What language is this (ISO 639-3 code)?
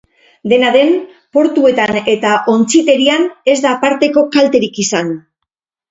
eus